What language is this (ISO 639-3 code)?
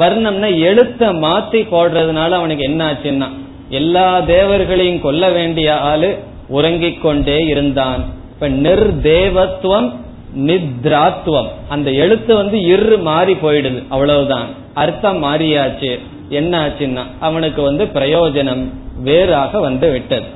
tam